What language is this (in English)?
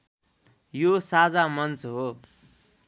Nepali